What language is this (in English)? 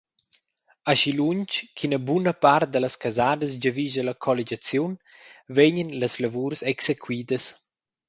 Romansh